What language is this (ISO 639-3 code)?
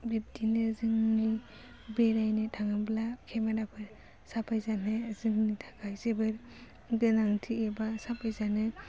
brx